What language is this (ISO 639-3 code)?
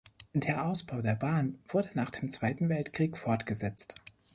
deu